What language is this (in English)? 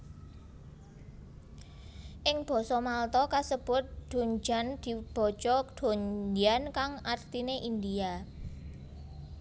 Javanese